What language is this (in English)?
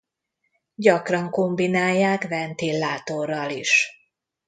Hungarian